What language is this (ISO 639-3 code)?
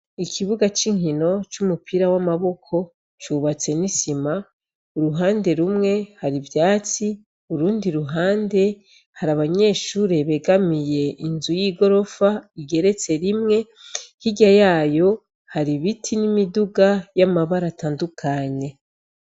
run